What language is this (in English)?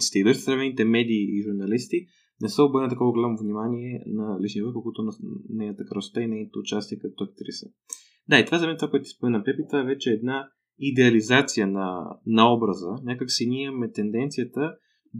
Bulgarian